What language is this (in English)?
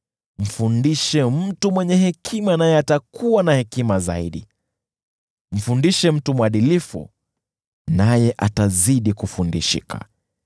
Swahili